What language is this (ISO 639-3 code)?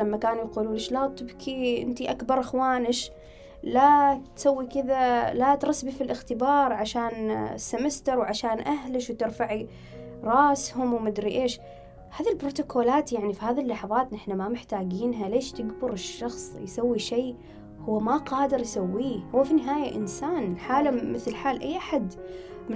ara